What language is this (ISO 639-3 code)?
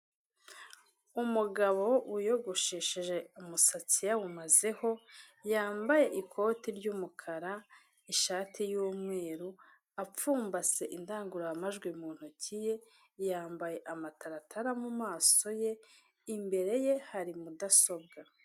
kin